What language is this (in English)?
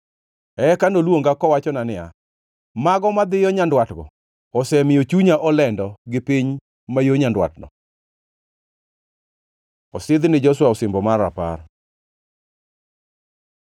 Luo (Kenya and Tanzania)